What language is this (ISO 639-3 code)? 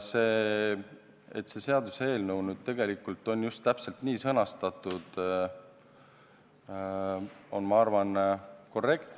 est